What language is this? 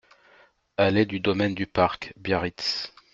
French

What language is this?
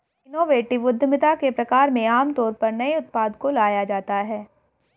Hindi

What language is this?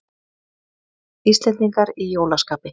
Icelandic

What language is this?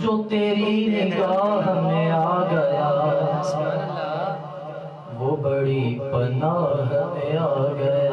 Urdu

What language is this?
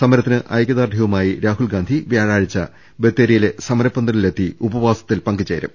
Malayalam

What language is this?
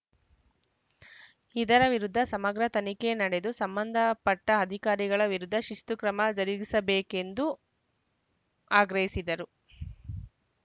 Kannada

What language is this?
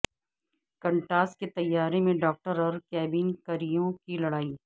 Urdu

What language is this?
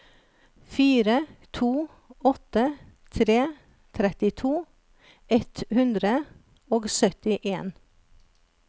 Norwegian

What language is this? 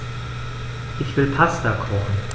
German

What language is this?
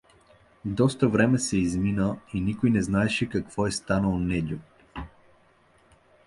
Bulgarian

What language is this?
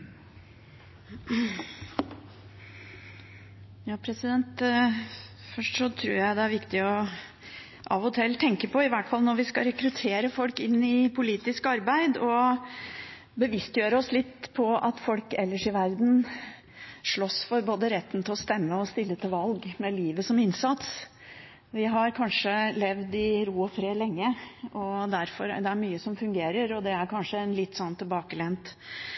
Norwegian Bokmål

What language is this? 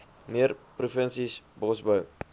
Afrikaans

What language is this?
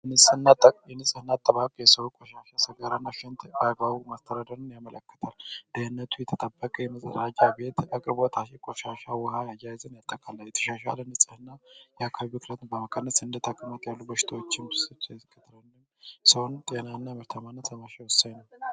Amharic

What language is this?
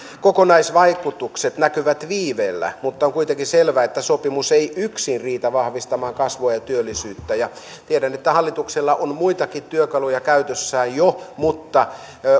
Finnish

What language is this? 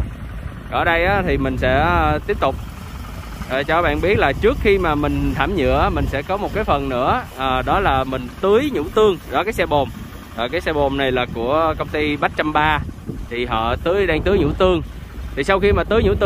Vietnamese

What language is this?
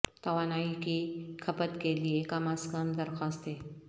Urdu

